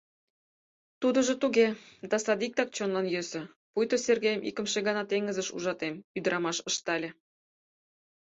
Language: Mari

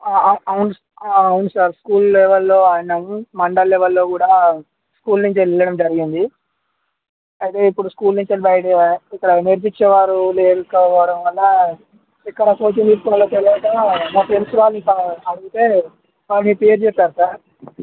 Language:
Telugu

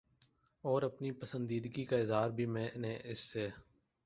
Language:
Urdu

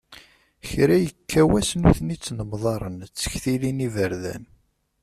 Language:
Kabyle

